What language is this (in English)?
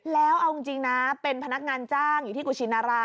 Thai